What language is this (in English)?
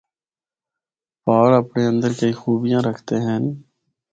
Northern Hindko